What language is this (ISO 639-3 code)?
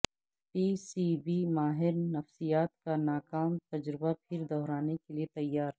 urd